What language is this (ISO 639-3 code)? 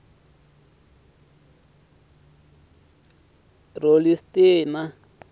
tso